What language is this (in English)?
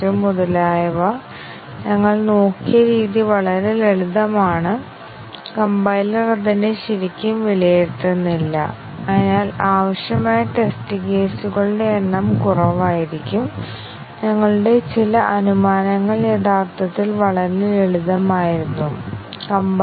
Malayalam